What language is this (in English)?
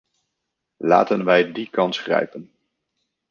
Dutch